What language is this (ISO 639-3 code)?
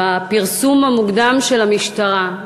heb